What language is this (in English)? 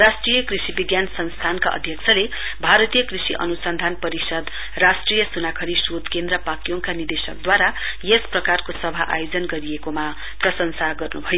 Nepali